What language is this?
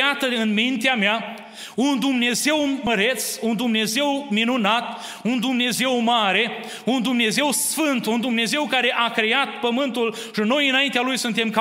Romanian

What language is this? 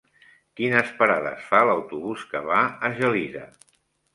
Catalan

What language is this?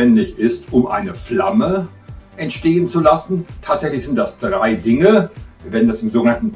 German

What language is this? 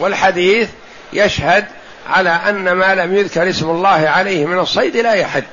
Arabic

